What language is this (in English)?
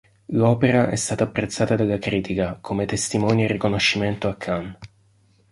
Italian